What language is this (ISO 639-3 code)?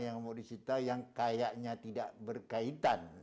ind